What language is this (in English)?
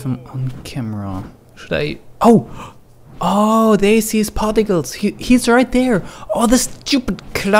English